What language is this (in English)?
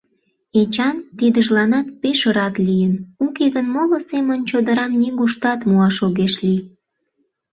Mari